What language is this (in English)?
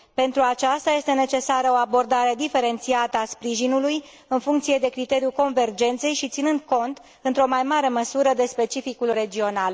Romanian